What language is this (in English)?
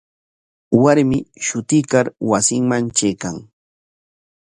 Corongo Ancash Quechua